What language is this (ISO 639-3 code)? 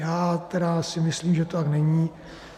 ces